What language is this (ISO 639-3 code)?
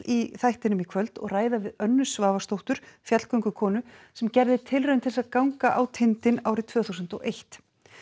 isl